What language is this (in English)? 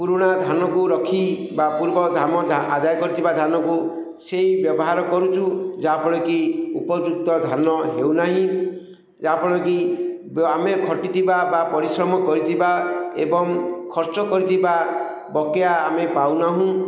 Odia